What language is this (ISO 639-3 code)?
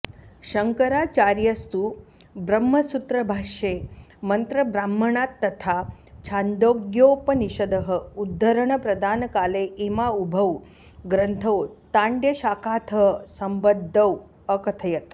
san